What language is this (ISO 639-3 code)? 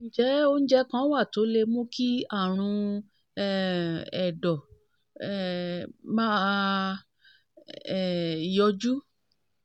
yor